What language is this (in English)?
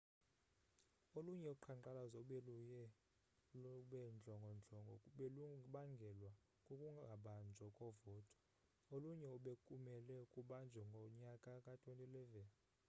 Xhosa